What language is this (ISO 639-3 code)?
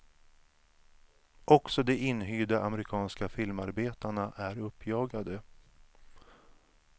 swe